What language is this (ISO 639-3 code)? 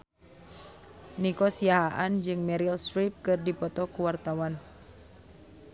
sun